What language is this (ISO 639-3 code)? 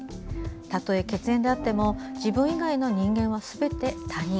jpn